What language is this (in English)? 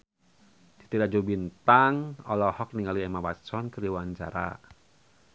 Sundanese